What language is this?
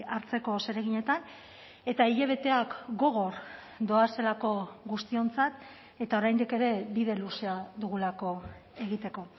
Basque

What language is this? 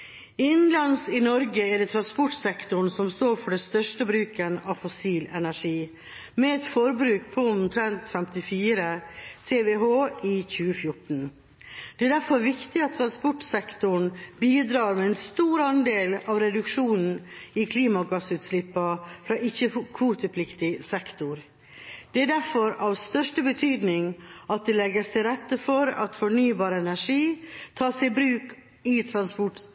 Norwegian Bokmål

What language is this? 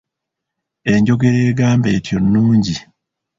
Ganda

